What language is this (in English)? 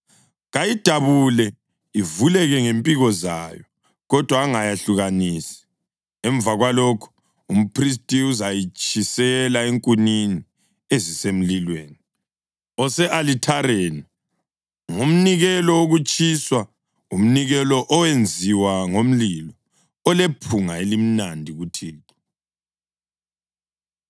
North Ndebele